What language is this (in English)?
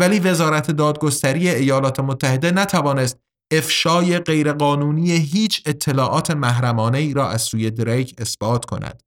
Persian